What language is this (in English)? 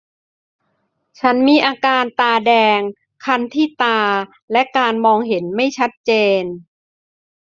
Thai